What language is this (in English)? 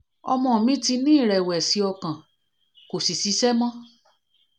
Yoruba